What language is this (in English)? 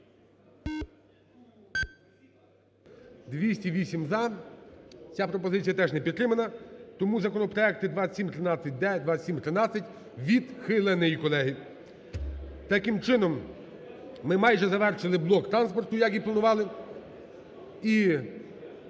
Ukrainian